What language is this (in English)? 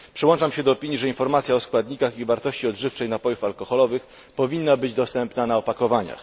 Polish